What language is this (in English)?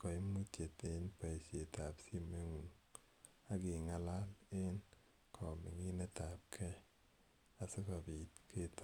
Kalenjin